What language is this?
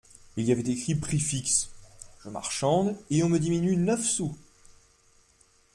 French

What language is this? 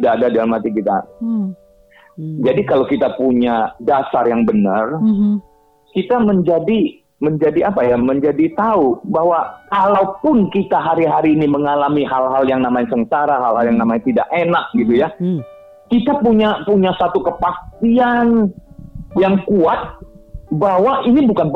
Indonesian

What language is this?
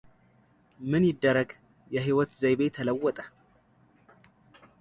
Amharic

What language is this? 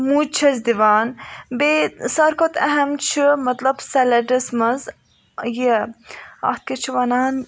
Kashmiri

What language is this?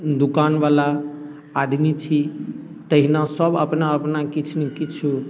Maithili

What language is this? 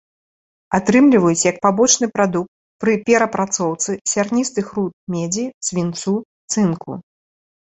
Belarusian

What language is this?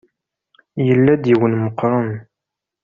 Kabyle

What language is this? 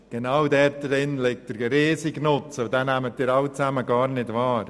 Swiss German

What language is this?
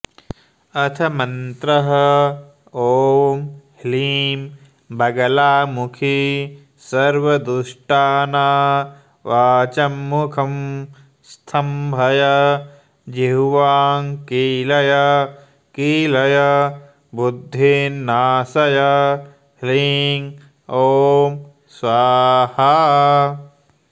Sanskrit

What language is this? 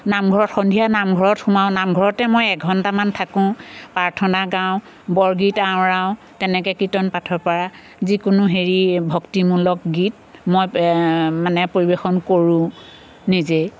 Assamese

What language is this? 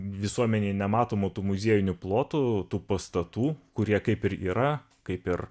Lithuanian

